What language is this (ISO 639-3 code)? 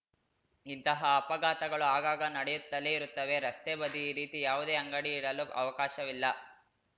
kan